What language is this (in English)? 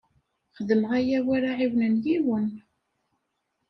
Kabyle